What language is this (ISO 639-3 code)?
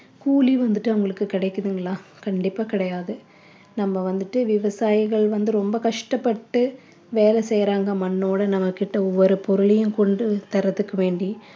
tam